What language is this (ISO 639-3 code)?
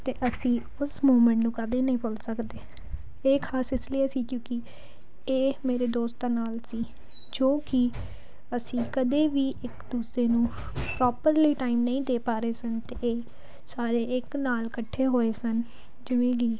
pan